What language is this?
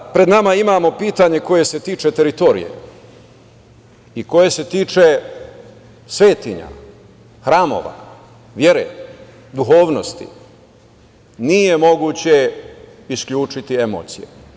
Serbian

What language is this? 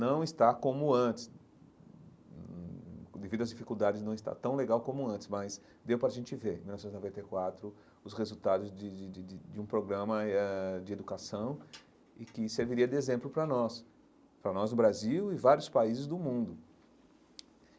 Portuguese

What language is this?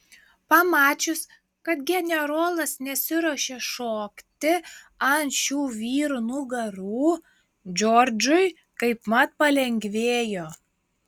Lithuanian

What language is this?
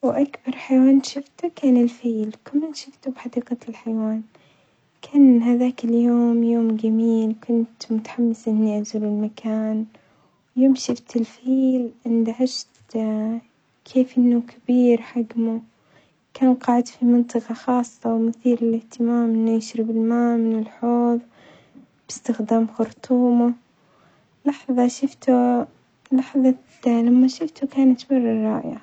Omani Arabic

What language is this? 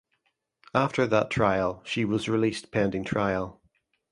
English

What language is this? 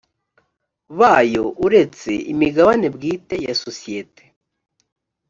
Kinyarwanda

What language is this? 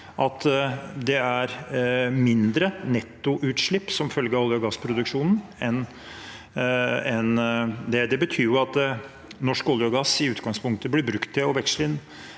Norwegian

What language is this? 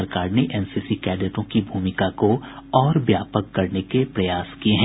Hindi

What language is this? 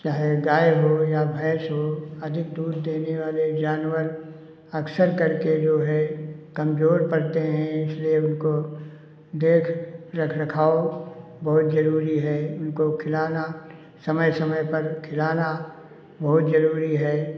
Hindi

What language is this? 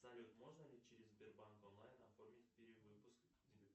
Russian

